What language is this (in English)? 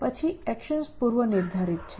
Gujarati